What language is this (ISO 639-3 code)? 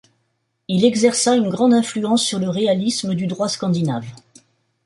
fra